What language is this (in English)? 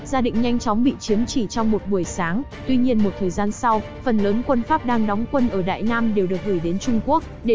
Vietnamese